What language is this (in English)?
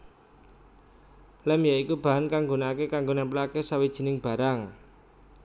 Javanese